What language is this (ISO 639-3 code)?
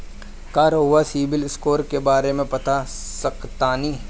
bho